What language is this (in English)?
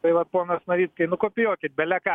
Lithuanian